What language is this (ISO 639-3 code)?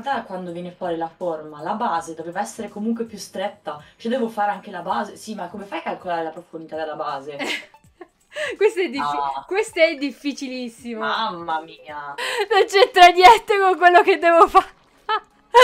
ita